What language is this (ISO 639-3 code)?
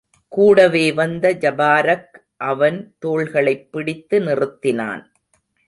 tam